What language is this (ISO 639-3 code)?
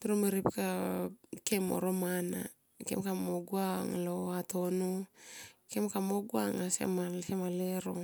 tqp